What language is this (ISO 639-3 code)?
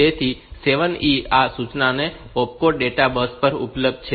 guj